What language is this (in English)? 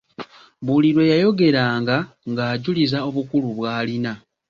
Ganda